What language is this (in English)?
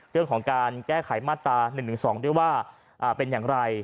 Thai